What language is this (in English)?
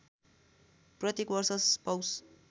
Nepali